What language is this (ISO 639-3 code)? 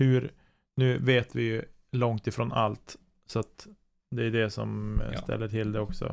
swe